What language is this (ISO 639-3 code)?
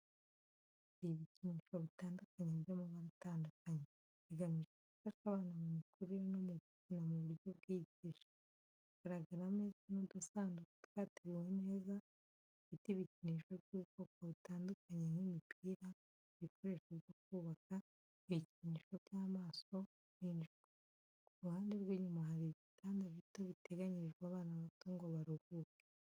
kin